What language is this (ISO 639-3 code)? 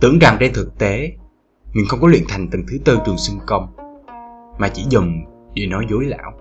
vie